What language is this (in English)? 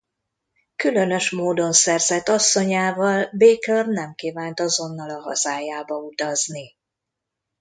Hungarian